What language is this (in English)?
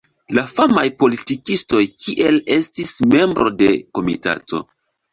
Esperanto